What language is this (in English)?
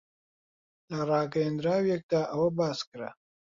Central Kurdish